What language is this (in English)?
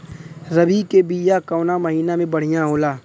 Bhojpuri